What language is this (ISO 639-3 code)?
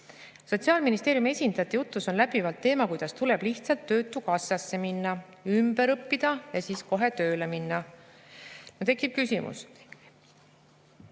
est